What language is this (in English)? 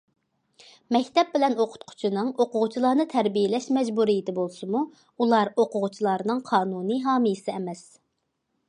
Uyghur